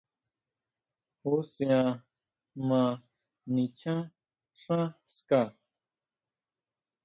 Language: Huautla Mazatec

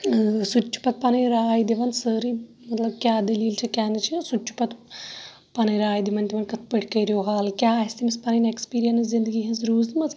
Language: Kashmiri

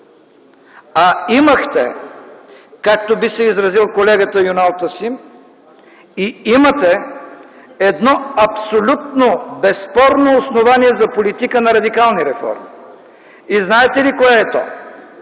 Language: Bulgarian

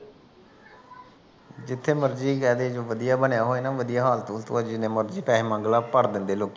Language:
Punjabi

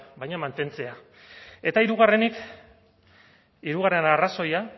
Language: Basque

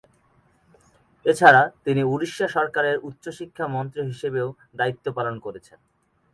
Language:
Bangla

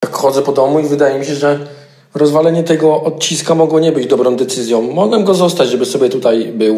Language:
Polish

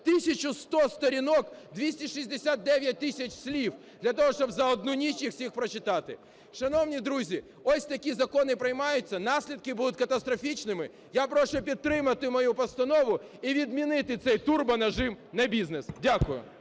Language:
Ukrainian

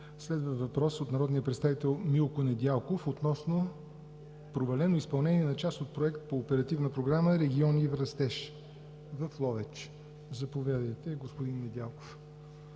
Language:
Bulgarian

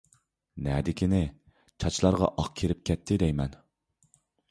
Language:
Uyghur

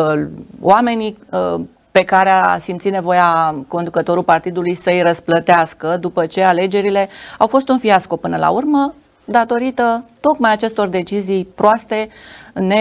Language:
Romanian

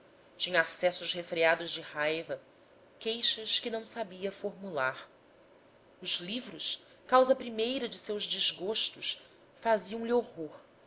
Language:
Portuguese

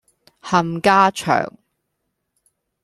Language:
Cantonese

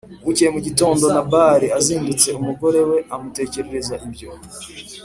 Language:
Kinyarwanda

